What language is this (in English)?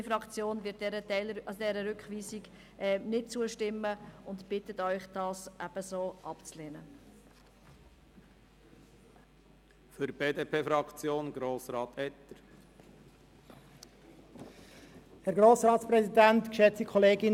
Swiss German